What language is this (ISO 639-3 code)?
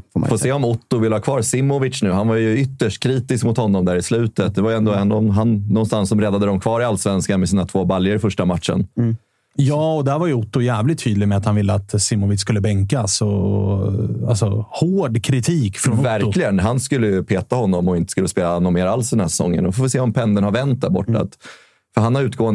swe